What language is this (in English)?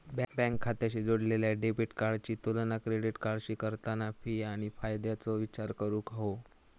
Marathi